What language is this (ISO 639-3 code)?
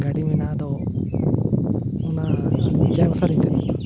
sat